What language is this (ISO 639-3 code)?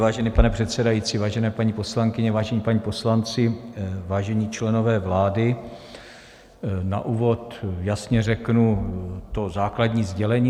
ces